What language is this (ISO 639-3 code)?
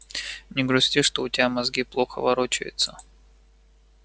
rus